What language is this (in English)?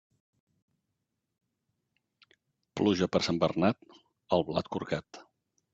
Catalan